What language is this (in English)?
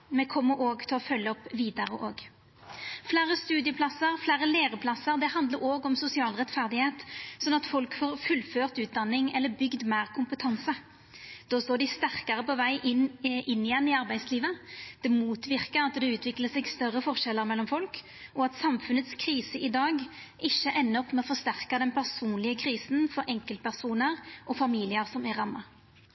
Norwegian Nynorsk